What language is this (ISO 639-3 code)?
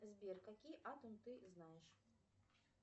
rus